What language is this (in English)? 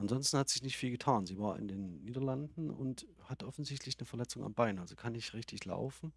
German